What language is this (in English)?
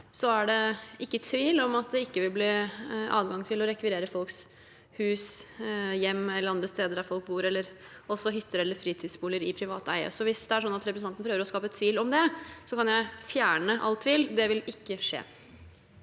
Norwegian